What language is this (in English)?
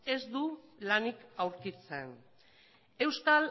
Basque